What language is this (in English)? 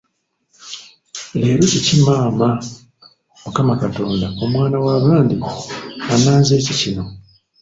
Ganda